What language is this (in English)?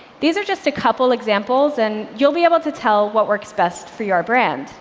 English